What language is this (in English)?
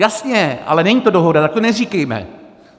Czech